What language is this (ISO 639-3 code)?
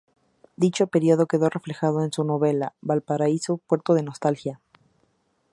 spa